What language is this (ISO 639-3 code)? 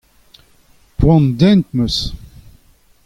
bre